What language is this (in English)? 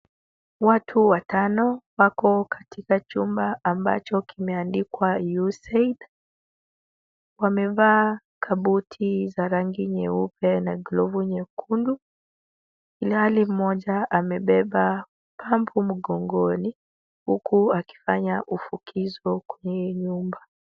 Swahili